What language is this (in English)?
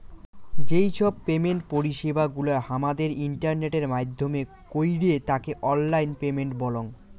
Bangla